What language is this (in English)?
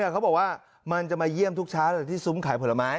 Thai